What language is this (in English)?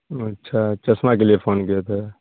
Urdu